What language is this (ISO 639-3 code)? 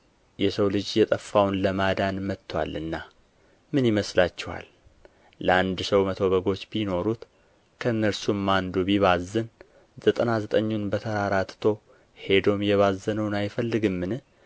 amh